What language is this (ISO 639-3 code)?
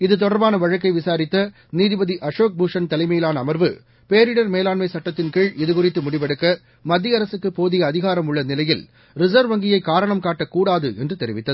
tam